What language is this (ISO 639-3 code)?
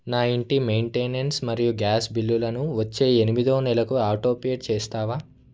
tel